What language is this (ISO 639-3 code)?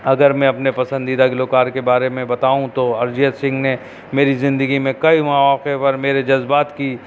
urd